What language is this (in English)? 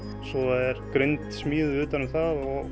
Icelandic